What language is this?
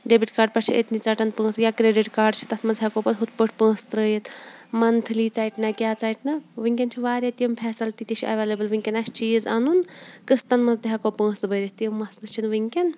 Kashmiri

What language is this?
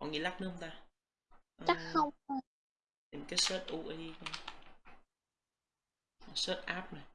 Vietnamese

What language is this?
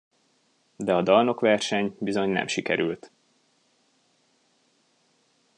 Hungarian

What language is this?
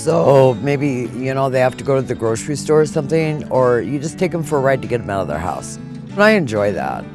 English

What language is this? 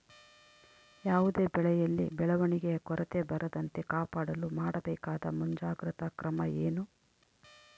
Kannada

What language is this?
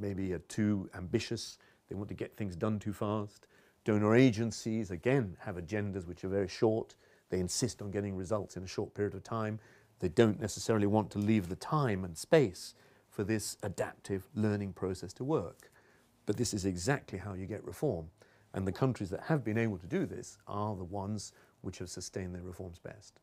English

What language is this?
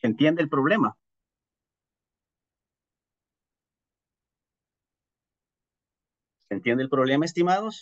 Spanish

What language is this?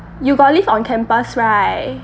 English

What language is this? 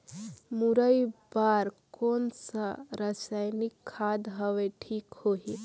Chhattisgarhi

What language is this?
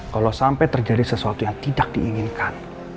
Indonesian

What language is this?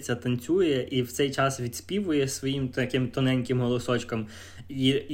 Ukrainian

